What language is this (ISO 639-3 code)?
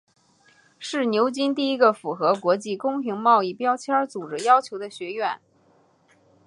zho